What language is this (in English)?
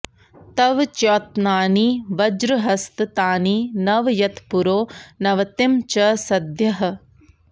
Sanskrit